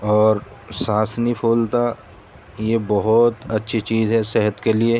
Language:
Urdu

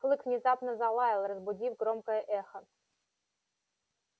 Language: Russian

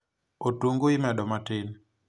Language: Luo (Kenya and Tanzania)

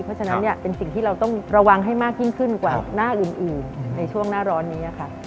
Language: Thai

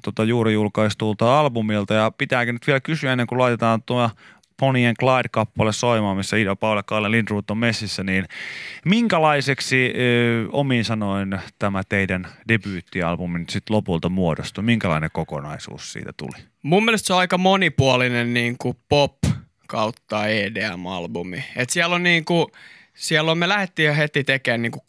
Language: Finnish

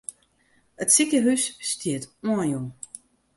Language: Western Frisian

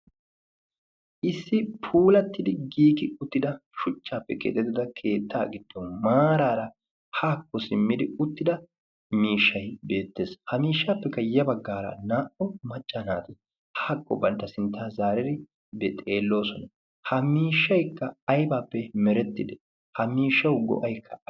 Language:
Wolaytta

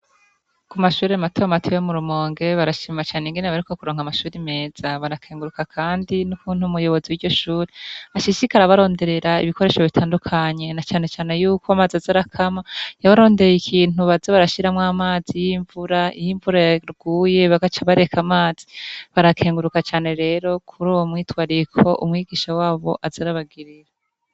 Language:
Rundi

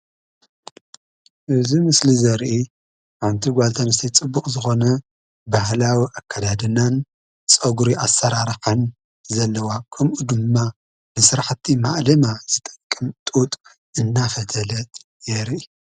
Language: Tigrinya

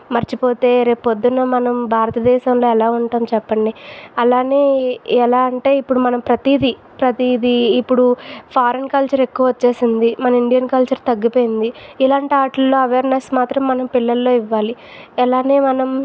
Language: Telugu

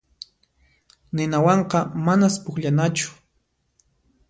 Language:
Puno Quechua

